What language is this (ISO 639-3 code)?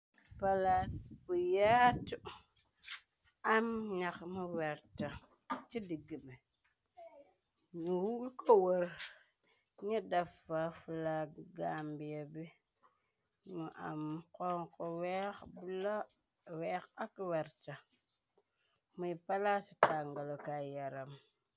wol